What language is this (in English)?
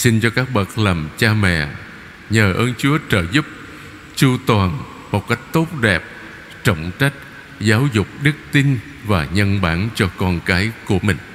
Vietnamese